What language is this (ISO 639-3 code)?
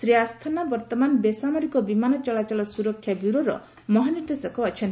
ori